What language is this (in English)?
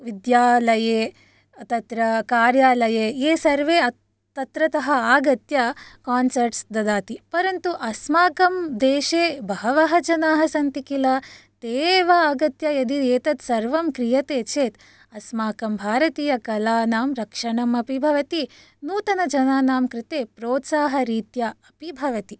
Sanskrit